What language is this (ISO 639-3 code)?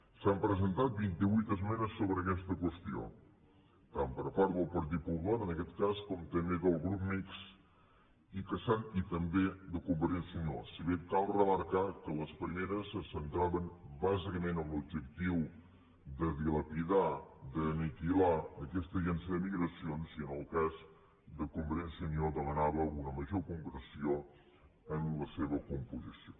cat